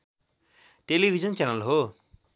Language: Nepali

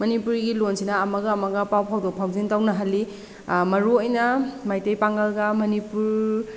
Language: Manipuri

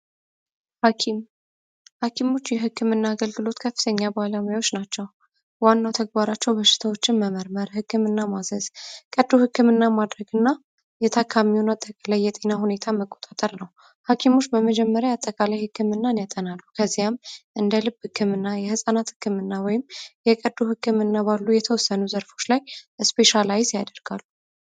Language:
Amharic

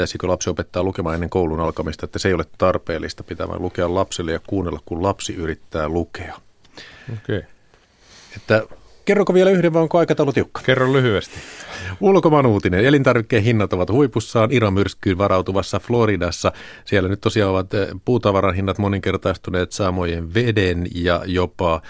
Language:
Finnish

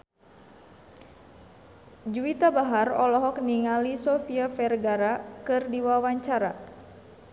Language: Sundanese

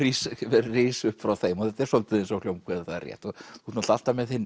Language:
Icelandic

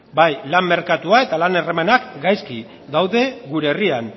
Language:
Basque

